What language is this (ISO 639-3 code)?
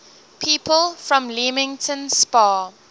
eng